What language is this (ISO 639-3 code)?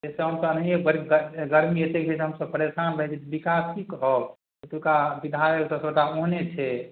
mai